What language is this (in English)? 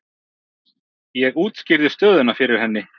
Icelandic